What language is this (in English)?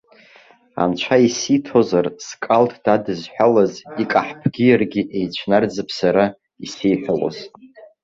Abkhazian